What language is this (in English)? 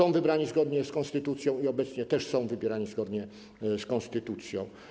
Polish